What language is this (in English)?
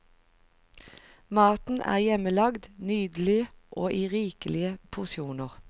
Norwegian